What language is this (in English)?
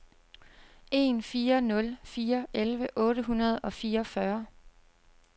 Danish